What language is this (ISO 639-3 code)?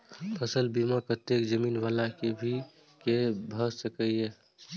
mai